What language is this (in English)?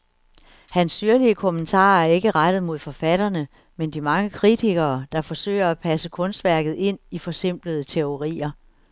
Danish